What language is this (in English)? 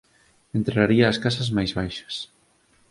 Galician